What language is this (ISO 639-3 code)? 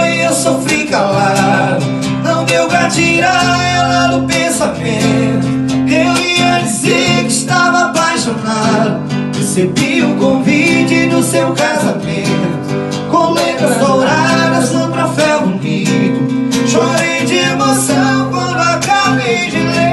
por